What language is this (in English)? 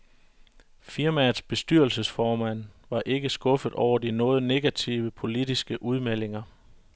Danish